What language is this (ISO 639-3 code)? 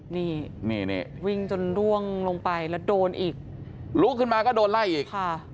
tha